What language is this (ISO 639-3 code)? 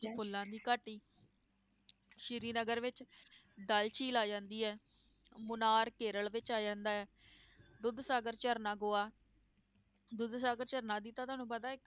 pan